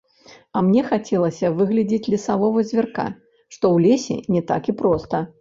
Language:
Belarusian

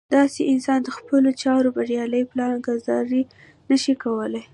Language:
Pashto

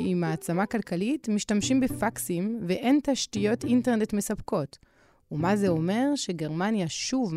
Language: Hebrew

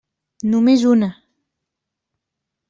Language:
Catalan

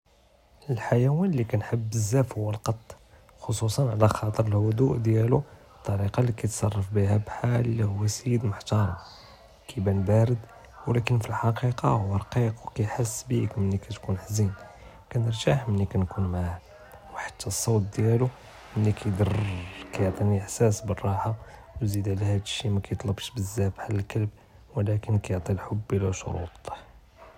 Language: Judeo-Arabic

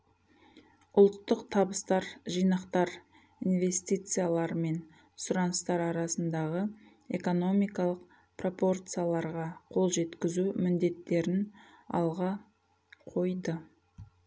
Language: Kazakh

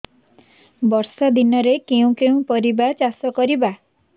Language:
Odia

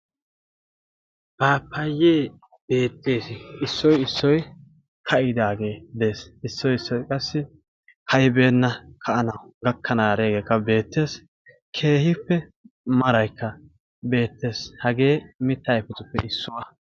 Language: Wolaytta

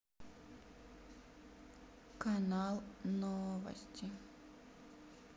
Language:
Russian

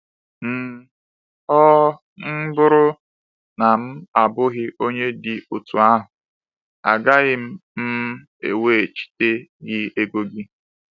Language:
Igbo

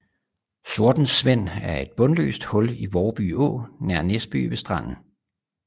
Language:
Danish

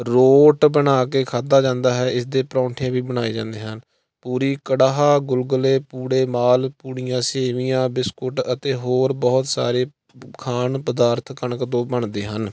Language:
Punjabi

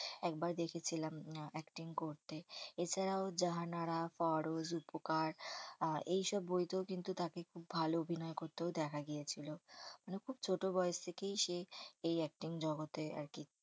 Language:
Bangla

